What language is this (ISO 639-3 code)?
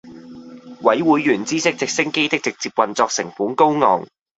yue